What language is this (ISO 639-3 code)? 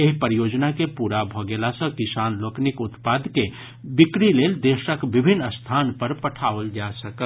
mai